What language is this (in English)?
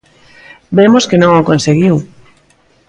Galician